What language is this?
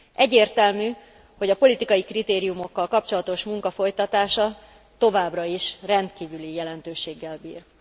Hungarian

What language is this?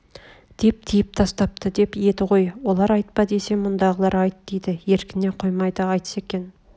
Kazakh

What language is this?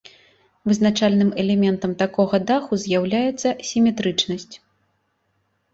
Belarusian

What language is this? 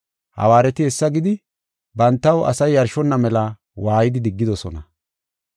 Gofa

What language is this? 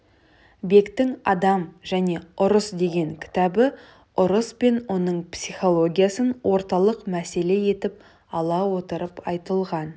Kazakh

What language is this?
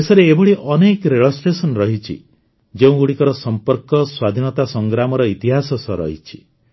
Odia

